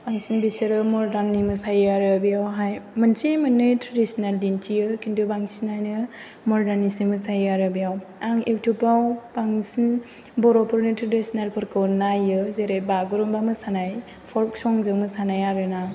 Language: Bodo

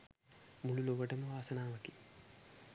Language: Sinhala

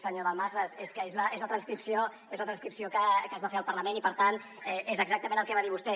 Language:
Catalan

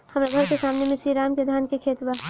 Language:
Bhojpuri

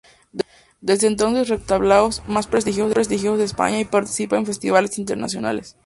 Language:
Spanish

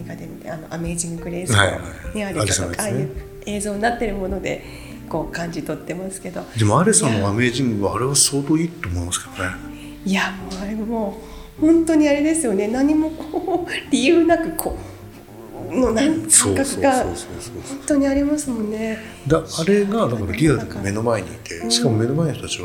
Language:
Japanese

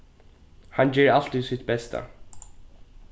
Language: Faroese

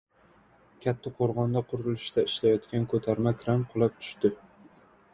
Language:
Uzbek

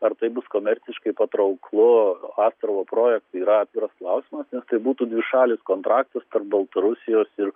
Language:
Lithuanian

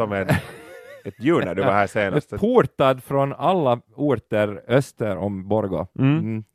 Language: Swedish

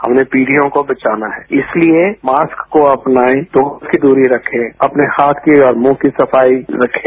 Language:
Hindi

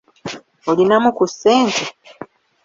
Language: Ganda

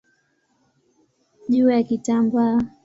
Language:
Swahili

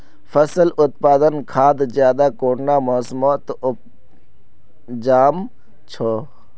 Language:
Magahi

